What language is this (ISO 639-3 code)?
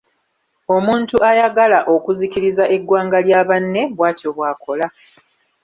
lug